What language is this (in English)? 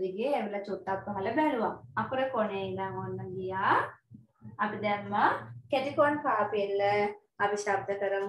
Thai